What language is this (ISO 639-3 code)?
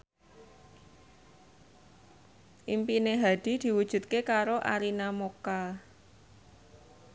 jav